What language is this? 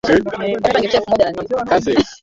Swahili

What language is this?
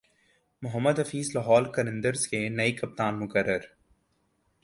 Urdu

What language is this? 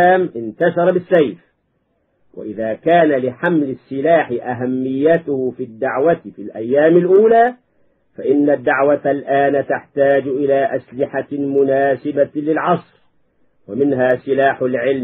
Arabic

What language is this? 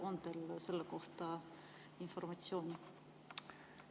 Estonian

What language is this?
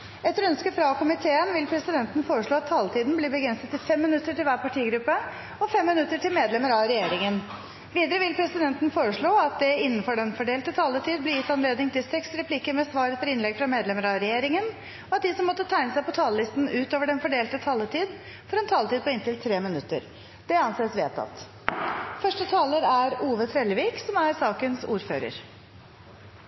Norwegian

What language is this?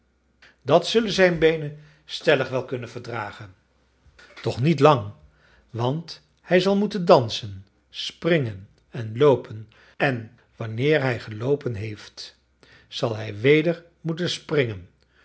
Dutch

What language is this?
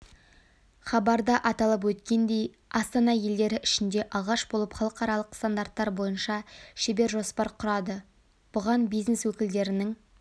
Kazakh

